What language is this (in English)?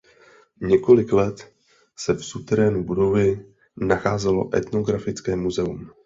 Czech